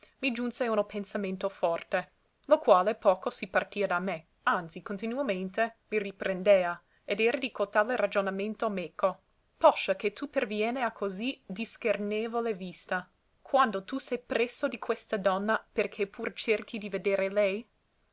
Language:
Italian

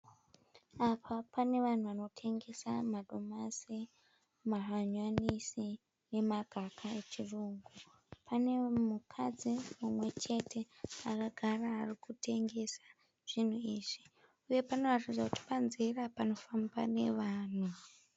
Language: Shona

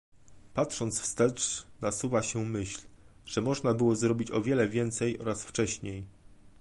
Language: Polish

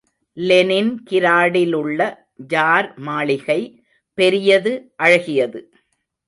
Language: Tamil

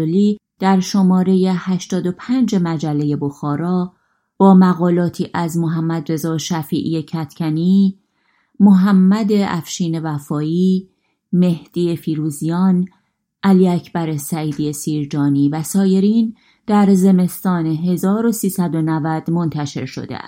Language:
Persian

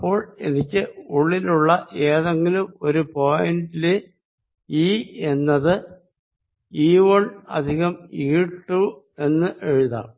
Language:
Malayalam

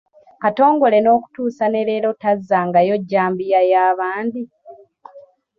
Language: Ganda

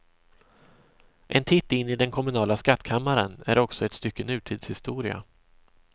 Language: Swedish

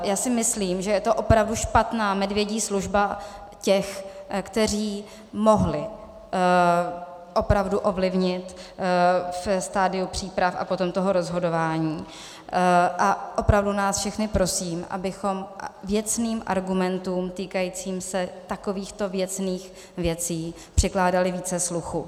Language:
Czech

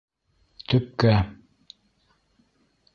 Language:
Bashkir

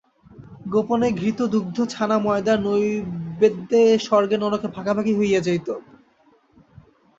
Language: Bangla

